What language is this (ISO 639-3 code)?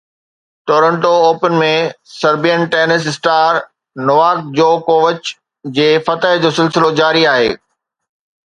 snd